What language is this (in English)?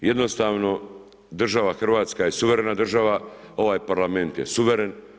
Croatian